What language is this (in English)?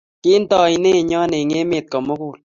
Kalenjin